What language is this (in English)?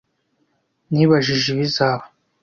Kinyarwanda